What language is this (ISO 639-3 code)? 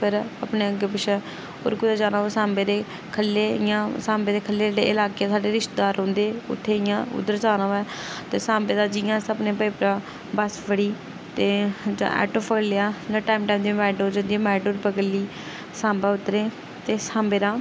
doi